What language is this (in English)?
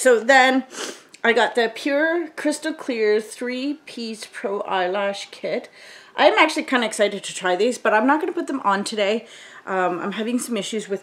English